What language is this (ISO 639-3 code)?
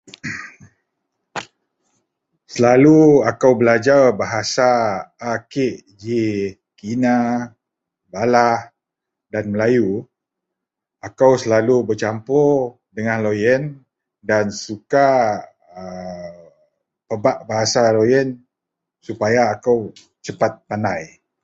mel